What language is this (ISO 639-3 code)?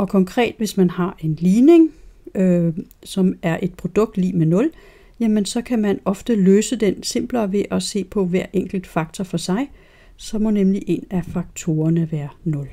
dan